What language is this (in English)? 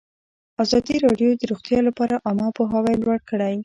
Pashto